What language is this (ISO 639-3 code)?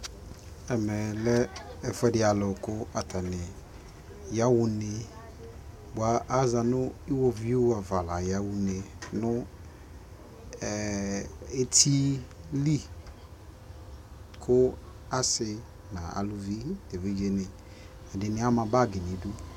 kpo